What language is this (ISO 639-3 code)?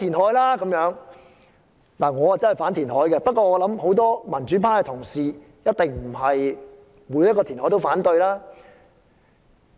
yue